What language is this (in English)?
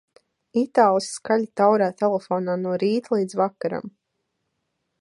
Latvian